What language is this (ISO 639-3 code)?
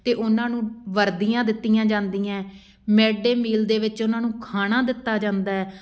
pan